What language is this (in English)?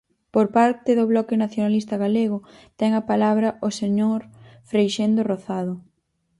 Galician